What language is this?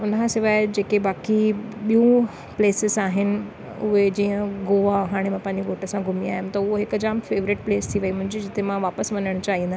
Sindhi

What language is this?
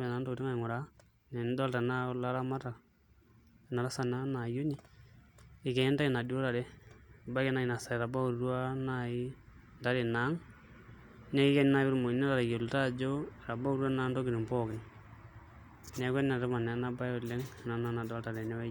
Masai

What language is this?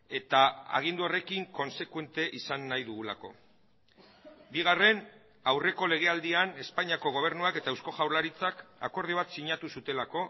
Basque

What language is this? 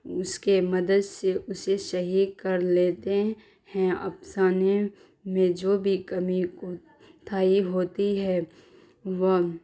Urdu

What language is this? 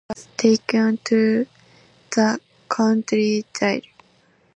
English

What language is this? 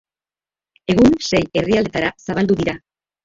Basque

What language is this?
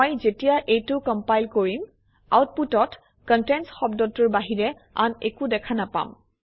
Assamese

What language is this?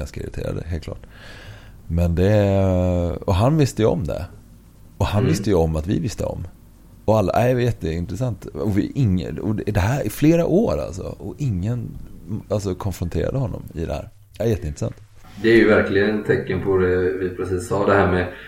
Swedish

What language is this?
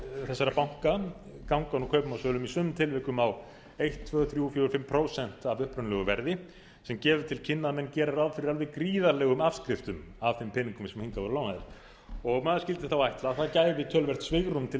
Icelandic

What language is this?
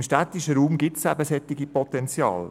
Swiss German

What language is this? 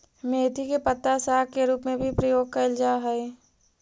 Magahi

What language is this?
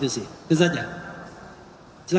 Indonesian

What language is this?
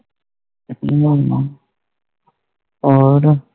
Punjabi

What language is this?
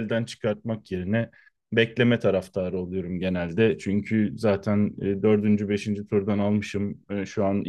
Turkish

